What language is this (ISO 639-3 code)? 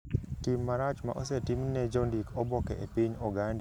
luo